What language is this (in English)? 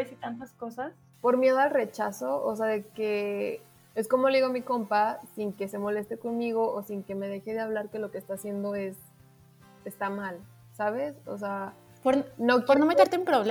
Spanish